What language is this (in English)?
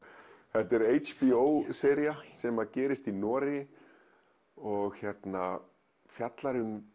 Icelandic